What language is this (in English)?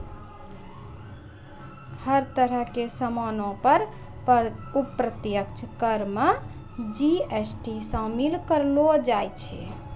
Maithili